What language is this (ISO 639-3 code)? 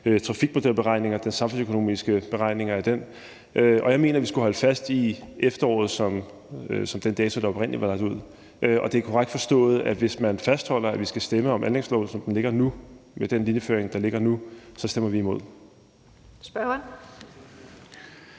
dan